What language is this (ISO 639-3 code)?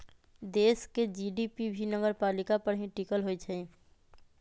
mag